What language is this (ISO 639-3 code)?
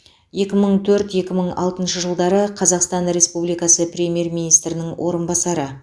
kaz